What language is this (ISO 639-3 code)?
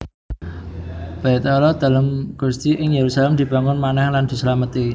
jav